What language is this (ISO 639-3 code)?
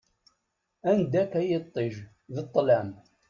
kab